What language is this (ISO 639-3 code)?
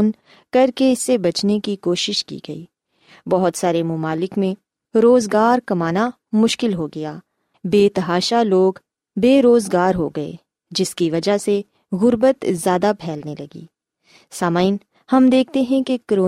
urd